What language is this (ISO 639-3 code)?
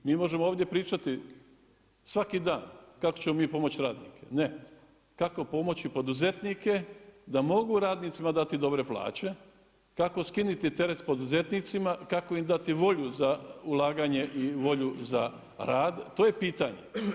hrv